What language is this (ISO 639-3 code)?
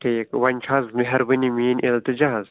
kas